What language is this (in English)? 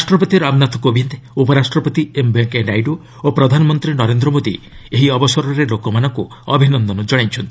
Odia